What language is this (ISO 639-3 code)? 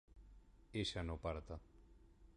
spa